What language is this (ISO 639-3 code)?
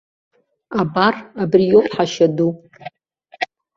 abk